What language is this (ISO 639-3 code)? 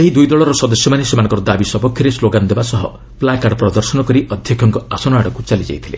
ori